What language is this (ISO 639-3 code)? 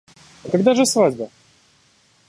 rus